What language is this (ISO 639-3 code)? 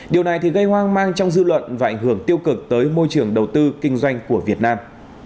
vie